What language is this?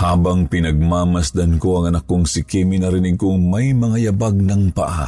Filipino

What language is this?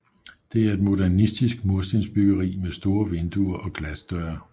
Danish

